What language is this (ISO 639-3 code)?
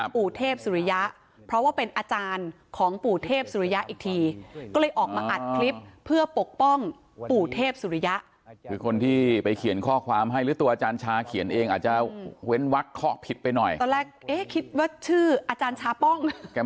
tha